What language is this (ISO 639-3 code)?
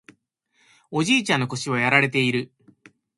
jpn